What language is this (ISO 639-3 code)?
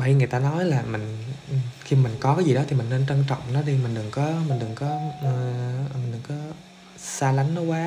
vie